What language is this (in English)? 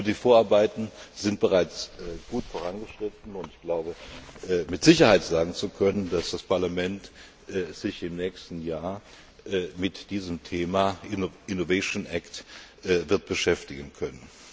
German